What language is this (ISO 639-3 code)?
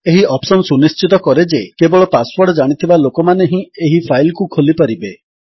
ori